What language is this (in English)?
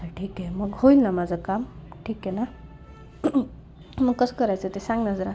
Marathi